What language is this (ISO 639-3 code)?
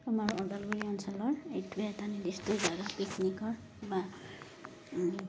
asm